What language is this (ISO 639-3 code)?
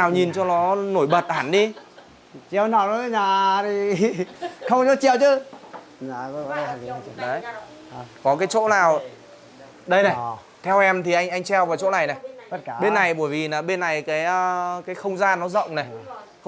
vie